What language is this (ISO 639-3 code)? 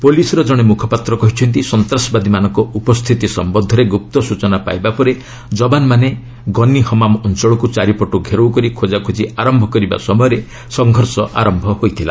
ori